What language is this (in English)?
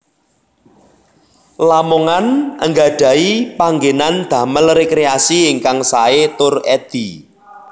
Javanese